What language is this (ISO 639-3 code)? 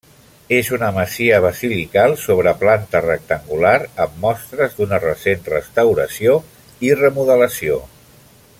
cat